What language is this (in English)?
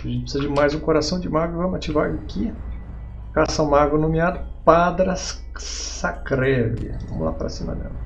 Portuguese